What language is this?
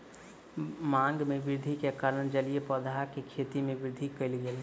Maithili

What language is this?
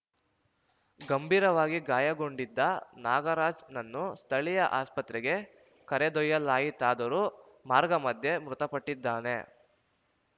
Kannada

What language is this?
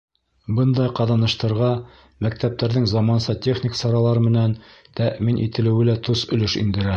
Bashkir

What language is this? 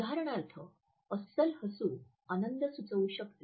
Marathi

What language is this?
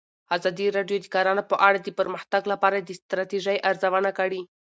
Pashto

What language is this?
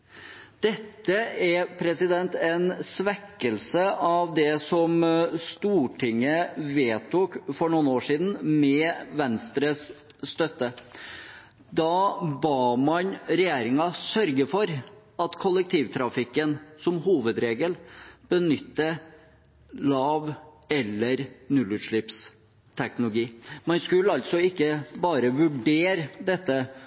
Norwegian Bokmål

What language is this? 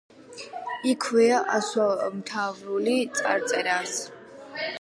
Georgian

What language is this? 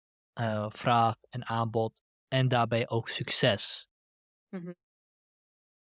Dutch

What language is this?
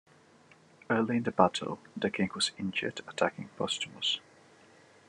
English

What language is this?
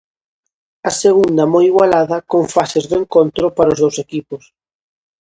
Galician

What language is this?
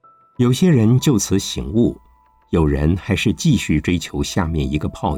Chinese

